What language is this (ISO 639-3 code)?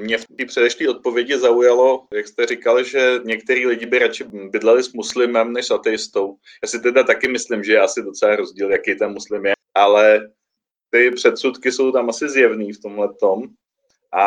ces